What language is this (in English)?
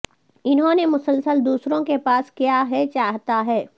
Urdu